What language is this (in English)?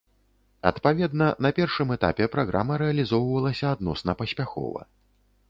Belarusian